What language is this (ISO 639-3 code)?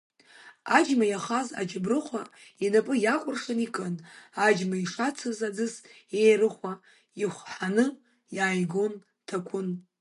abk